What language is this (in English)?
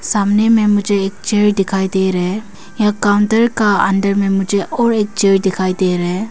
Hindi